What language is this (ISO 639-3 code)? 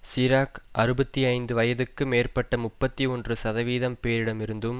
tam